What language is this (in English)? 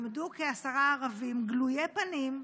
Hebrew